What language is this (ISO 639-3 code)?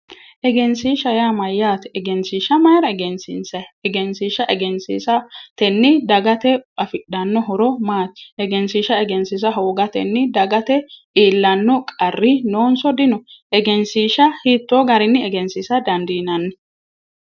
sid